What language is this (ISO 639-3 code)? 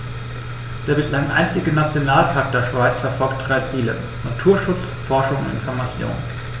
deu